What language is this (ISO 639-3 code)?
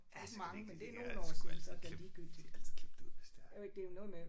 dan